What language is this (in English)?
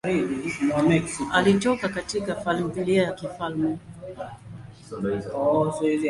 Swahili